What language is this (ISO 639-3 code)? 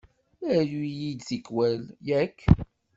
kab